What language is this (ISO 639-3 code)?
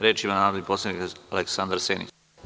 srp